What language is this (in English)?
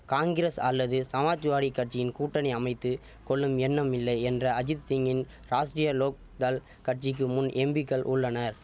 Tamil